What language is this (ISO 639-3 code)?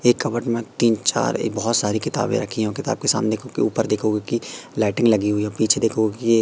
hin